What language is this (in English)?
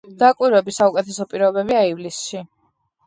Georgian